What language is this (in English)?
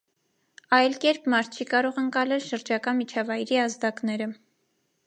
Armenian